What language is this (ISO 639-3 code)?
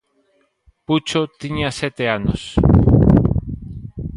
glg